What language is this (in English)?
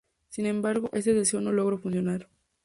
Spanish